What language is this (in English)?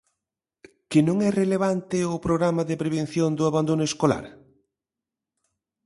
Galician